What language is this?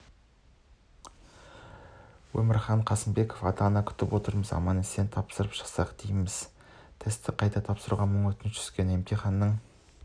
Kazakh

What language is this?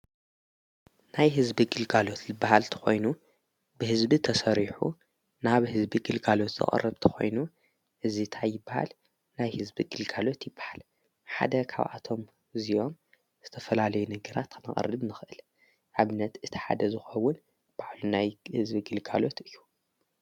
Tigrinya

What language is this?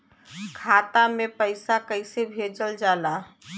Bhojpuri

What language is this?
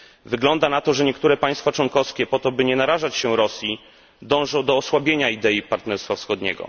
Polish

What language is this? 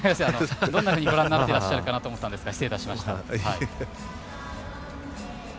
Japanese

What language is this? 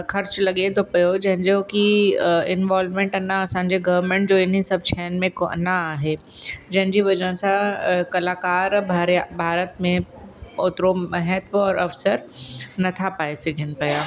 Sindhi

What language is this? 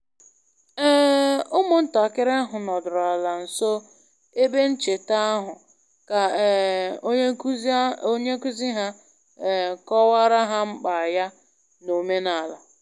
Igbo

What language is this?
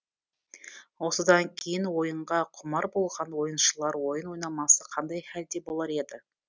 Kazakh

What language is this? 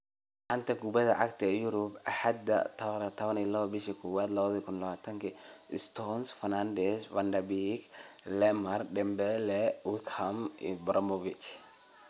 Somali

